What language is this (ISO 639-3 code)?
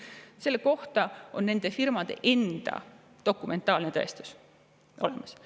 est